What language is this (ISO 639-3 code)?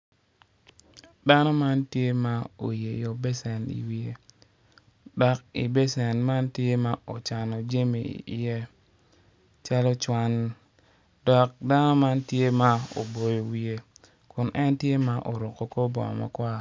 ach